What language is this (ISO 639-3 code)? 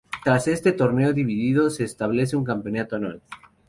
spa